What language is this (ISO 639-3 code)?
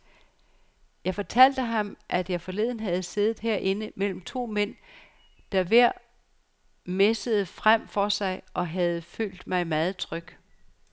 dan